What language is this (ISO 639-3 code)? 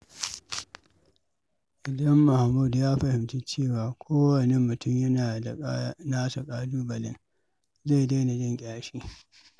hau